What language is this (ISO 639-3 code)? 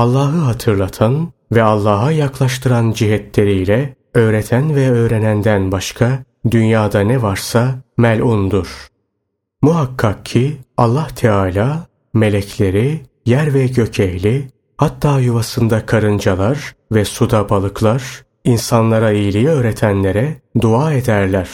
tur